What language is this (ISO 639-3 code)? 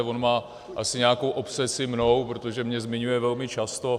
ces